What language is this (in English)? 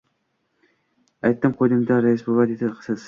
Uzbek